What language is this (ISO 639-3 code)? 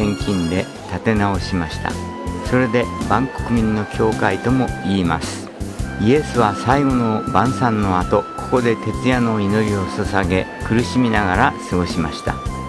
jpn